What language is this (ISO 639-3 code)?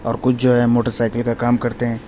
urd